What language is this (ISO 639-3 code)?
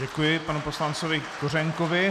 ces